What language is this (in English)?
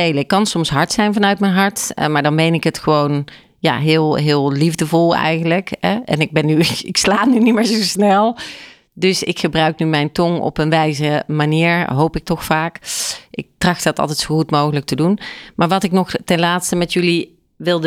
Dutch